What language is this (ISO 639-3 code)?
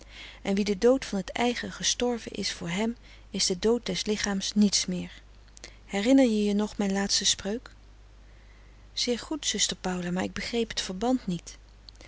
nld